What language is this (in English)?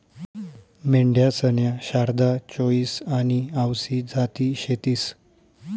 Marathi